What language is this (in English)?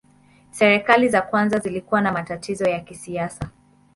Swahili